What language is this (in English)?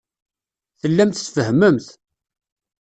Kabyle